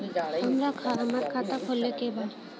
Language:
Bhojpuri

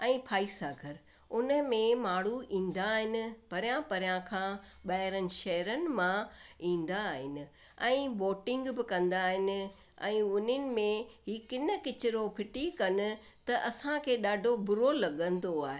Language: Sindhi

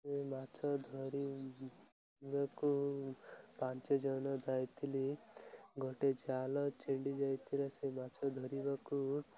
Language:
Odia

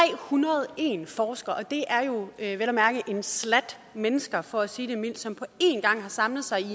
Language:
Danish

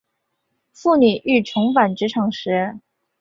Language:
Chinese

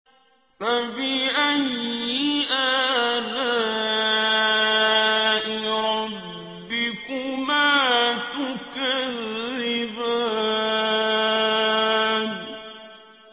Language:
Arabic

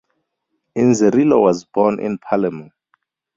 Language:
English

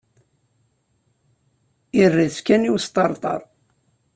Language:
Kabyle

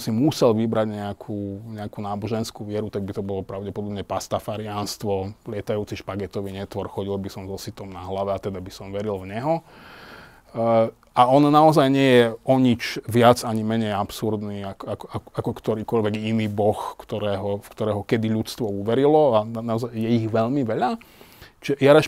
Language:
Slovak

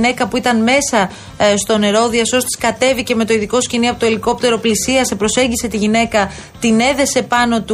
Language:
Greek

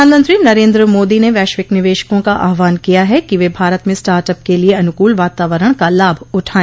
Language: Hindi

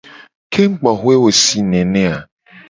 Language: Gen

